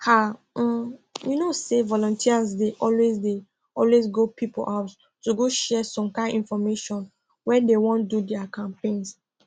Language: Nigerian Pidgin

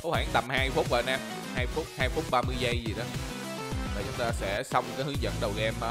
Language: Vietnamese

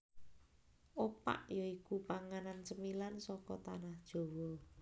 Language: Javanese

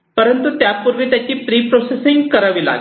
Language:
Marathi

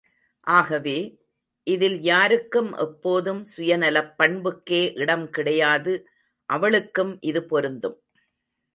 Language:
Tamil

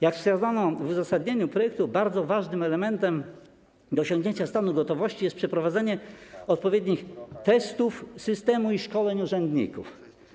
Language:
Polish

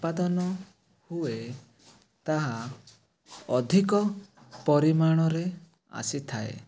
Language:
Odia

